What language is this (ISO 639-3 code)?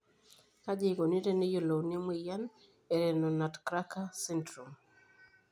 mas